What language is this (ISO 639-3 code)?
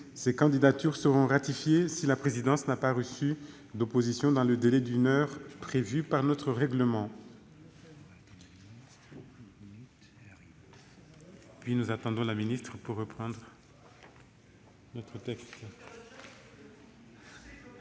fra